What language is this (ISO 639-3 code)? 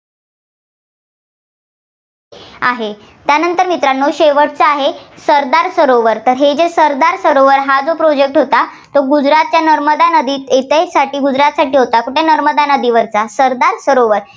mar